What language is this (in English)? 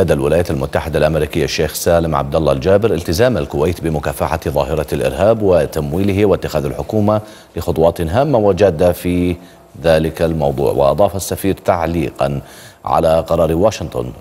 Arabic